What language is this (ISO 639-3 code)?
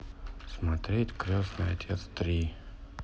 rus